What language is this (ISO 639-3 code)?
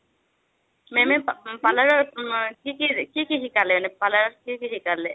asm